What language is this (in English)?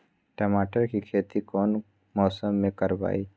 Magahi